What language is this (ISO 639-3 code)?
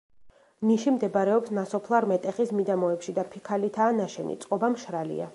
kat